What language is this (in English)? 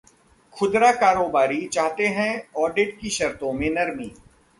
Hindi